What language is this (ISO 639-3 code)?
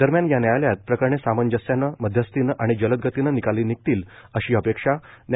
mar